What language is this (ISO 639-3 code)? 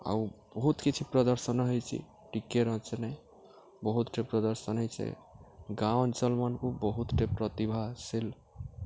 ori